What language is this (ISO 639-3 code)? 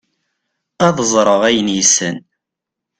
kab